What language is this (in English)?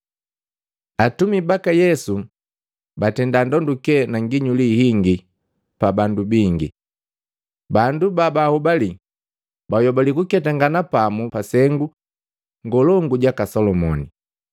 Matengo